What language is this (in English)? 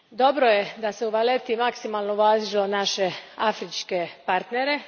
Croatian